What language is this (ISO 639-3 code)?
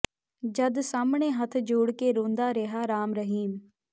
pan